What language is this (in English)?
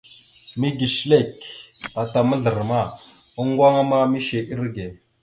Mada (Cameroon)